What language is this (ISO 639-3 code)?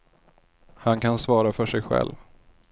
swe